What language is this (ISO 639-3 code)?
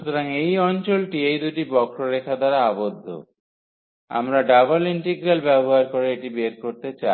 ben